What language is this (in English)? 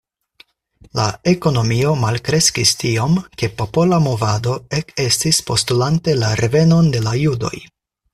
Esperanto